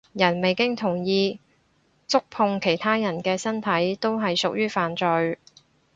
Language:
Cantonese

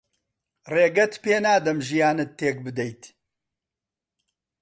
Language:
Central Kurdish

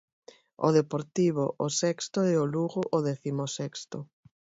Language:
Galician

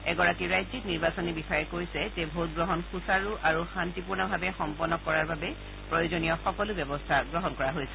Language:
Assamese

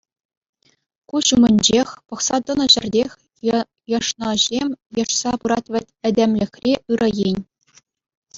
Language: Chuvash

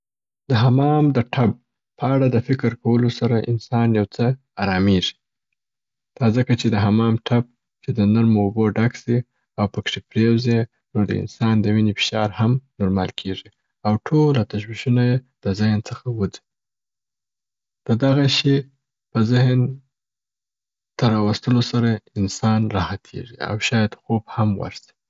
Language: Southern Pashto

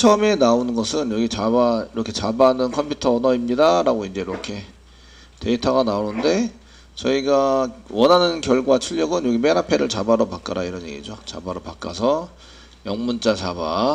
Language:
Korean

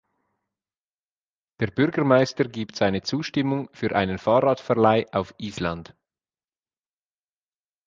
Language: German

